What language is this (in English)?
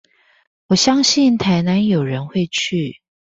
Chinese